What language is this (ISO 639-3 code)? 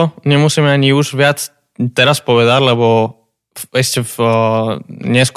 slk